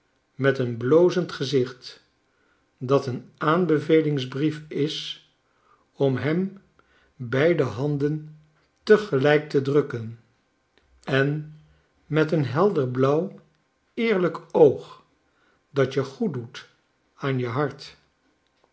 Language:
Dutch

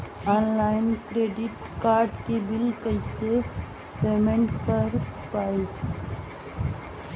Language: Bhojpuri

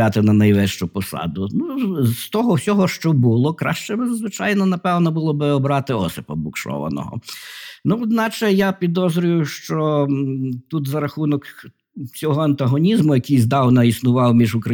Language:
Ukrainian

